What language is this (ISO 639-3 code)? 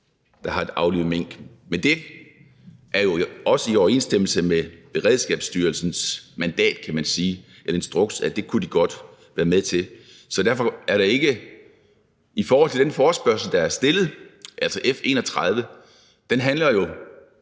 dan